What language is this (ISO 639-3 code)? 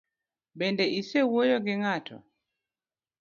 luo